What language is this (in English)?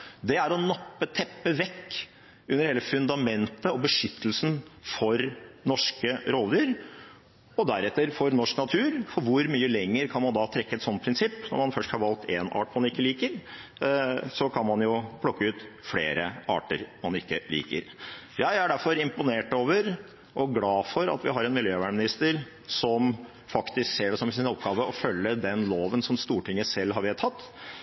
Norwegian Bokmål